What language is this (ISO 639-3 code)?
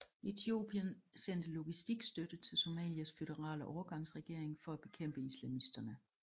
dan